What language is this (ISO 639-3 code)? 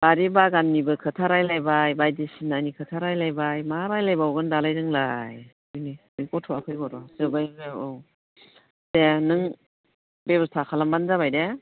brx